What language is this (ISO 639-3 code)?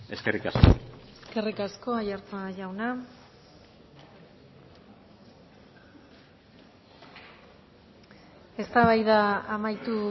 eus